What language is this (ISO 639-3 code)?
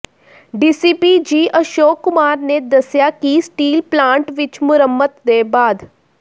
pan